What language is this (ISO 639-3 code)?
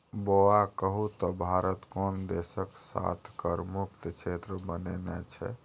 mai